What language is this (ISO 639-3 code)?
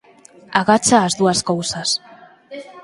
glg